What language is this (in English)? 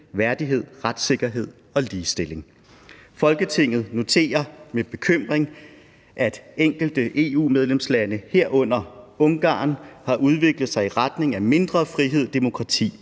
Danish